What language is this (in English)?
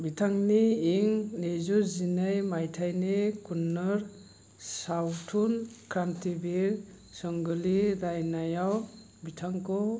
Bodo